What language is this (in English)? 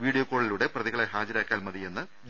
Malayalam